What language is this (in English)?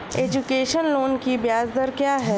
Hindi